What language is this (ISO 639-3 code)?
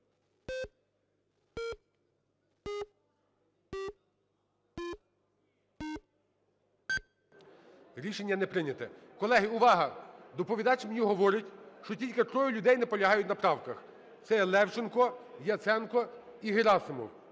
ukr